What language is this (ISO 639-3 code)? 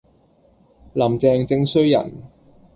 yue